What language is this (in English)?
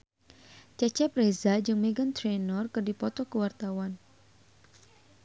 Sundanese